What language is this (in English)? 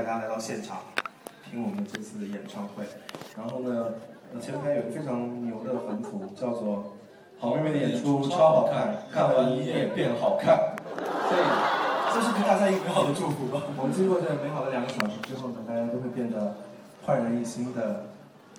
Chinese